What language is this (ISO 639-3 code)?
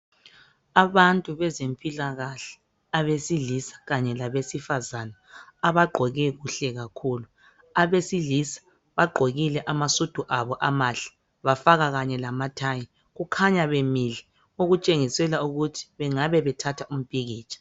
nde